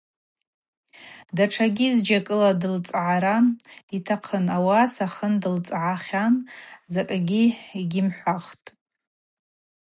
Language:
Abaza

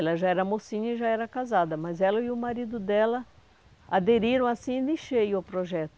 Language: Portuguese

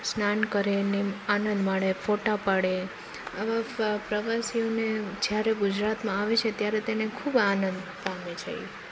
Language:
Gujarati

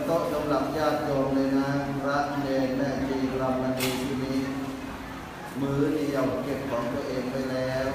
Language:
Thai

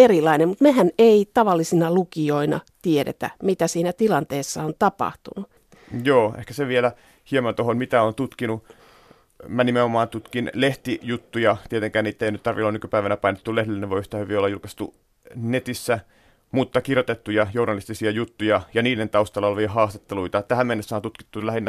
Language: Finnish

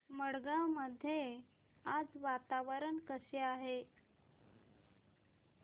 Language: Marathi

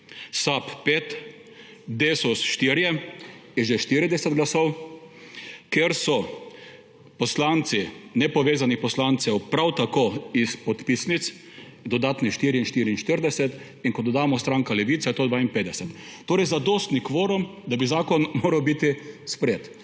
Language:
Slovenian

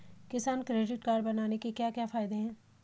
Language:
Hindi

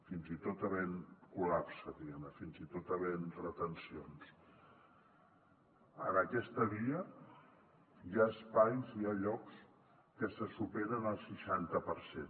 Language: Catalan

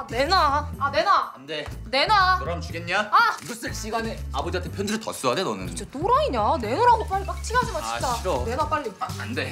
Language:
Korean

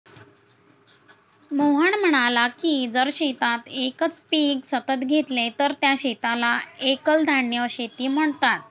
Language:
Marathi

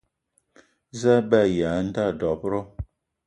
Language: Eton (Cameroon)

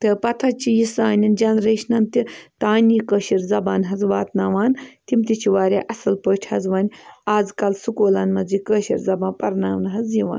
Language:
Kashmiri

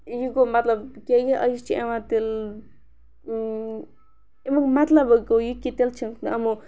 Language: Kashmiri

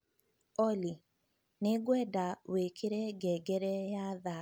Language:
Kikuyu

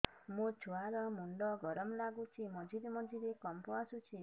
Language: Odia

